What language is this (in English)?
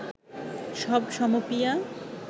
Bangla